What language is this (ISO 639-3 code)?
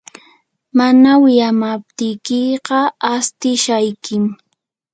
qur